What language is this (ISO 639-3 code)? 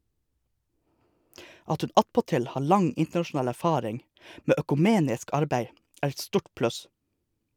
nor